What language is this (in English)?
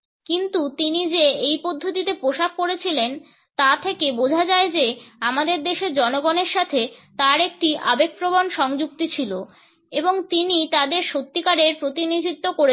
Bangla